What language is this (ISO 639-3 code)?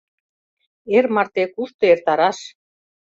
chm